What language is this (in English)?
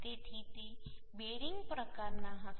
Gujarati